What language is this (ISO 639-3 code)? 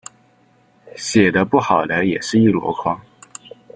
zho